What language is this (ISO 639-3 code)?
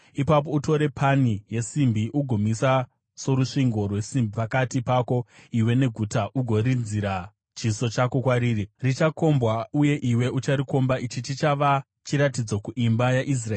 sna